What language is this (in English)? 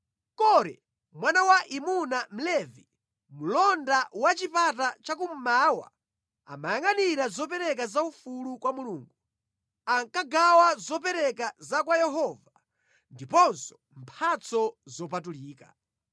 Nyanja